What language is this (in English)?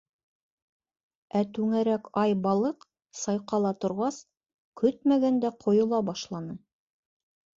Bashkir